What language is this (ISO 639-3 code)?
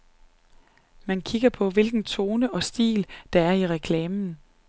dan